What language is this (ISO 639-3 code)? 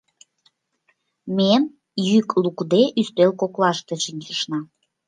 chm